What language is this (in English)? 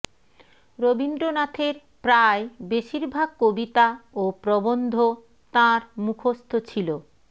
Bangla